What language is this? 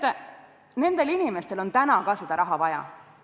Estonian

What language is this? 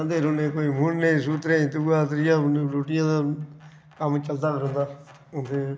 Dogri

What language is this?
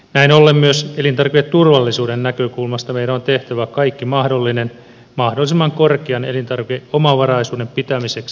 Finnish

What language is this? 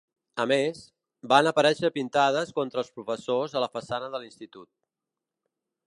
Catalan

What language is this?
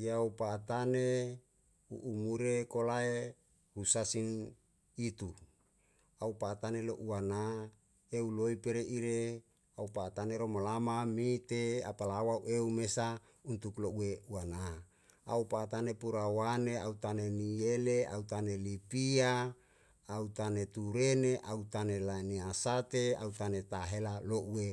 Yalahatan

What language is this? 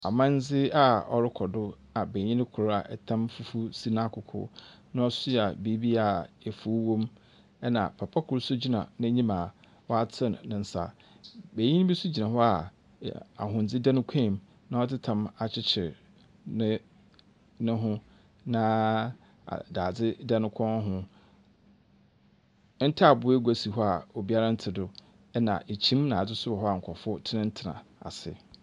Akan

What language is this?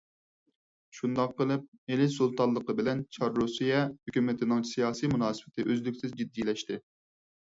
Uyghur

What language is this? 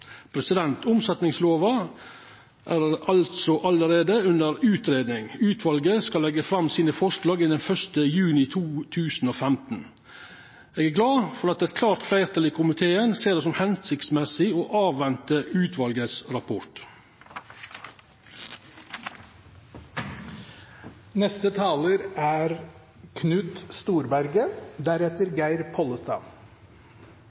Norwegian Nynorsk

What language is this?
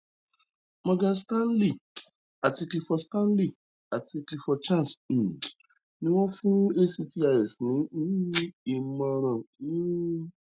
Yoruba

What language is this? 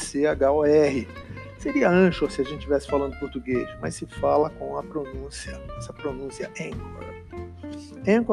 Portuguese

